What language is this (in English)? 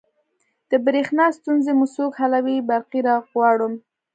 Pashto